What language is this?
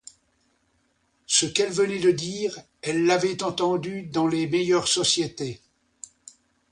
French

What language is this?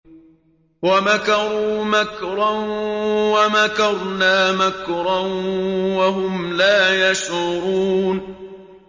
Arabic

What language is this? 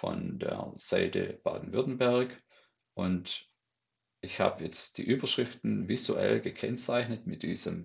German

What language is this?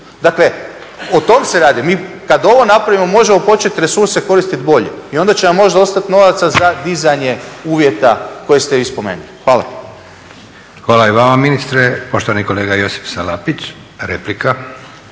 Croatian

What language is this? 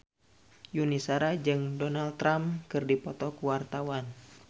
Sundanese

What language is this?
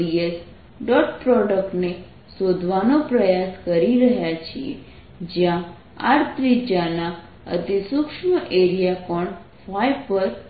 Gujarati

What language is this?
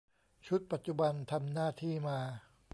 Thai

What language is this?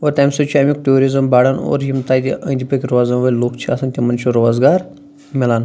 Kashmiri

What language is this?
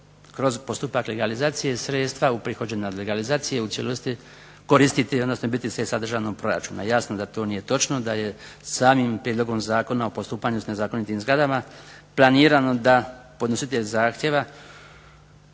Croatian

